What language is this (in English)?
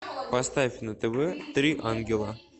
Russian